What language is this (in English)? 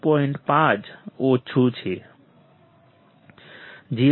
Gujarati